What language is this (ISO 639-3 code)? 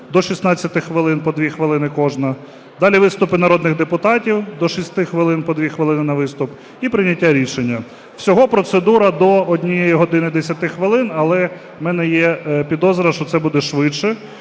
ukr